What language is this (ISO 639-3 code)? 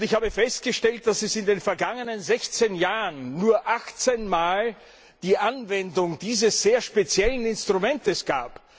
deu